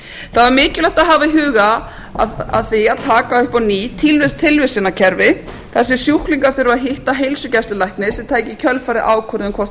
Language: Icelandic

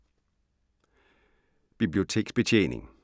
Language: Danish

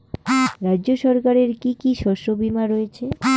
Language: Bangla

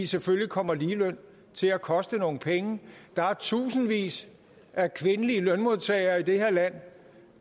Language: Danish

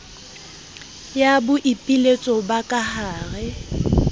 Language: Southern Sotho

